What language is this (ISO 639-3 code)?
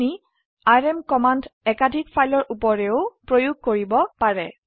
asm